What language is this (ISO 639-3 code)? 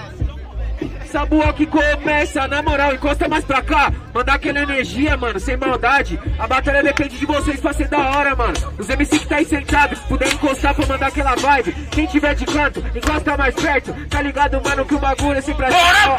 por